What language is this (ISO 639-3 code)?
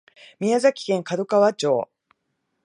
jpn